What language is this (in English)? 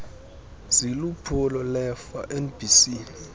Xhosa